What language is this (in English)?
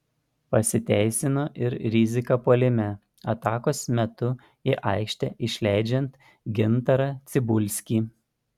Lithuanian